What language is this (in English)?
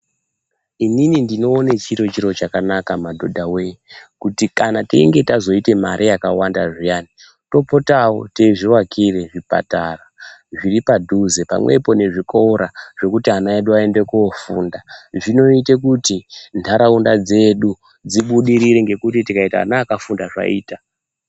Ndau